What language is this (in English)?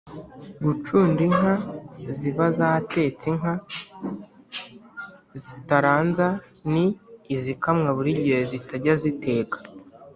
Kinyarwanda